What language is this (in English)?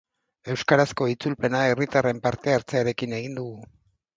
Basque